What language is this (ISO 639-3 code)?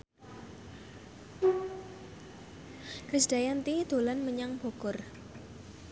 jav